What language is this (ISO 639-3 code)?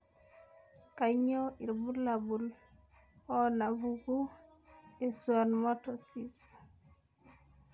mas